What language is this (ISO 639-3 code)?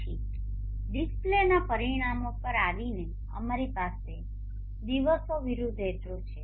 guj